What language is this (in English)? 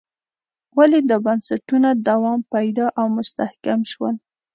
Pashto